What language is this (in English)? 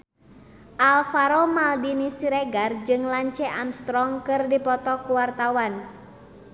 Sundanese